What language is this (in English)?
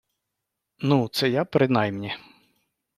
Ukrainian